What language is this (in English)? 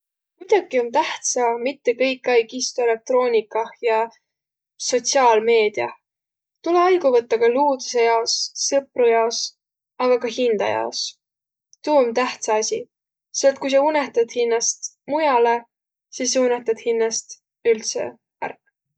Võro